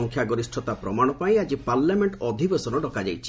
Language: Odia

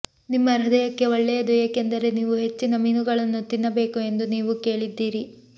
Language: Kannada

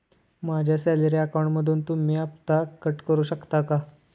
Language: Marathi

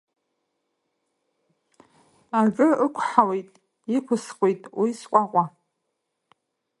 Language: Abkhazian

